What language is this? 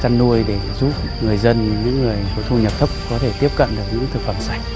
Vietnamese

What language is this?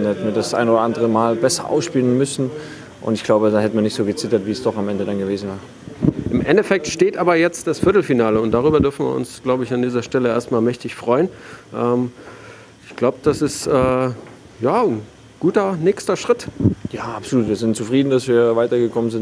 German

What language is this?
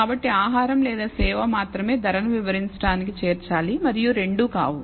Telugu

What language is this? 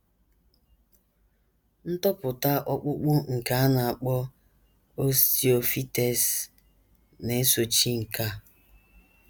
Igbo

